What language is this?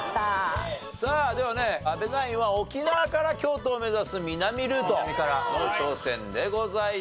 Japanese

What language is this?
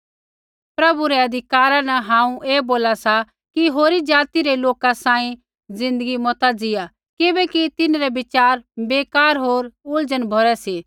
Kullu Pahari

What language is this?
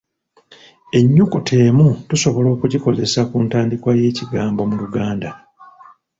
Ganda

